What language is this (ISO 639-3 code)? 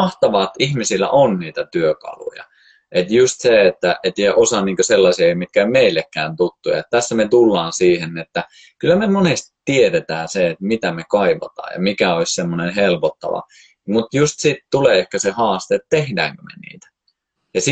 fin